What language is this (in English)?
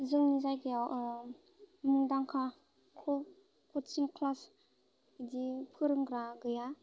Bodo